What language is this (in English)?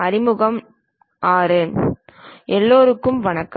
Tamil